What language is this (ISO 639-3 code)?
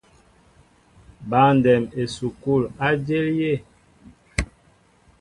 mbo